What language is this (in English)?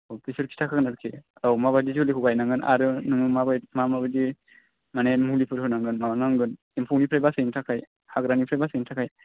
Bodo